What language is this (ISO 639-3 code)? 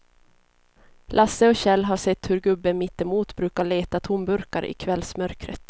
swe